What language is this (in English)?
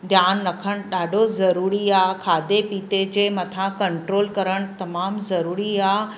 Sindhi